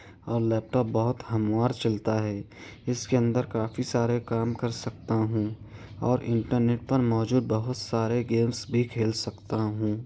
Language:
Urdu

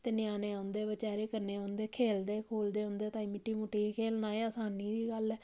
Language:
Dogri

